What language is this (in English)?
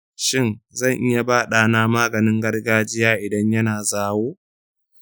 Hausa